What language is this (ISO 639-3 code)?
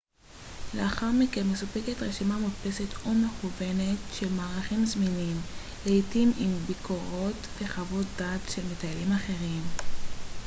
heb